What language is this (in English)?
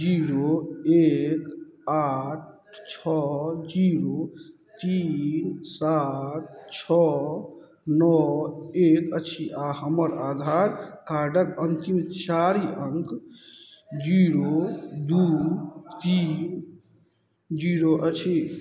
Maithili